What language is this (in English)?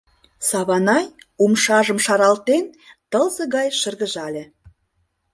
Mari